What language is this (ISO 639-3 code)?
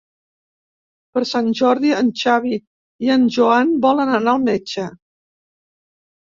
cat